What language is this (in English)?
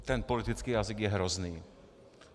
Czech